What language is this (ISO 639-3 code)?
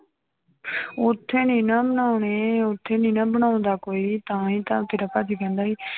pan